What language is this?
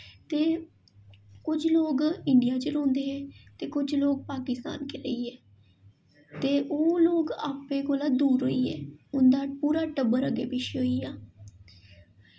Dogri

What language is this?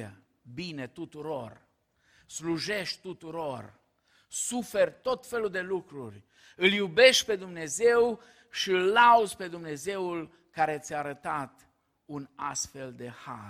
Romanian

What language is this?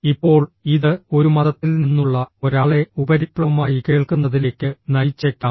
Malayalam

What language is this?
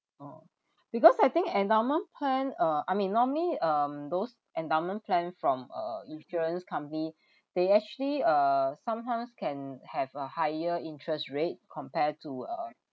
English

